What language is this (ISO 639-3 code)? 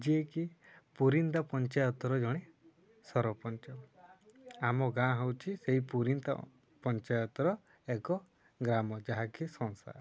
ori